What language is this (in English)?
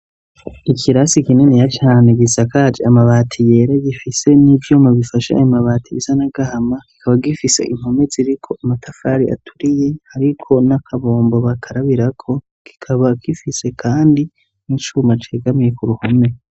Rundi